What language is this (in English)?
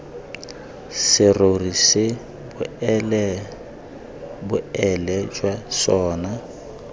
Tswana